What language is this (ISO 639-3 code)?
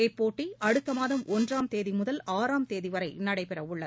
tam